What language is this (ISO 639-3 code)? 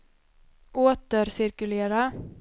swe